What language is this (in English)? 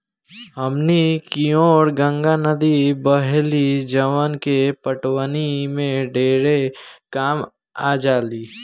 Bhojpuri